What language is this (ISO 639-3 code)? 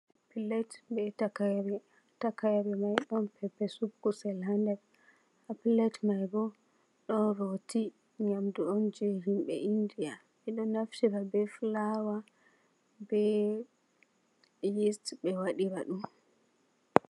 ful